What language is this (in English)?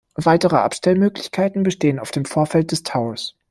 German